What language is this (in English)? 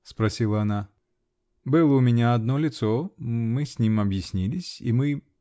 Russian